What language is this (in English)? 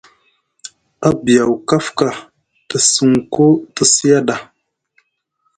Musgu